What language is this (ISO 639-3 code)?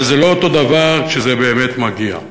heb